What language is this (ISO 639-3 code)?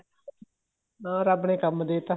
pan